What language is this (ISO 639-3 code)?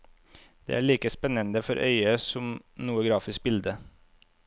nor